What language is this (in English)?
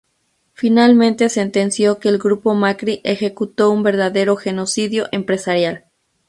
Spanish